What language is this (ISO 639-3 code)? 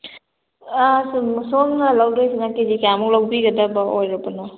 mni